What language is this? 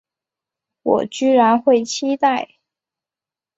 Chinese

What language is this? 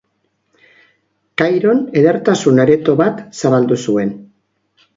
Basque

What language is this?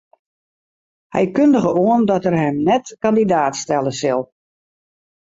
Western Frisian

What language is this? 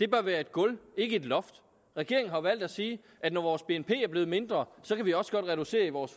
Danish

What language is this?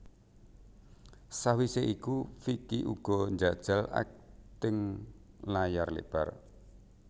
Javanese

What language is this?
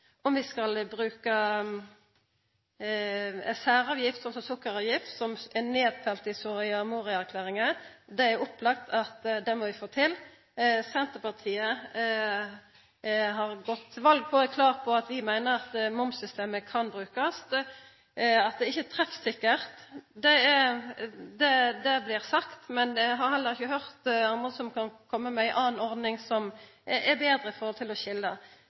Norwegian Nynorsk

